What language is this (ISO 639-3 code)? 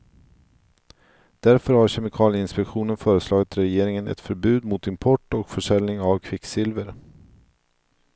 swe